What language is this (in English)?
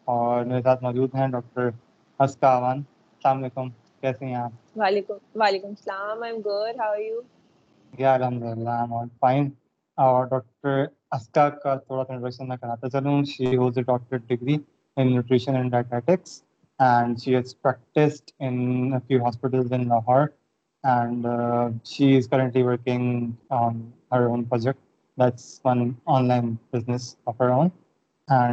Urdu